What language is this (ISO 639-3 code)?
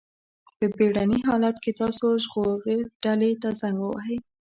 pus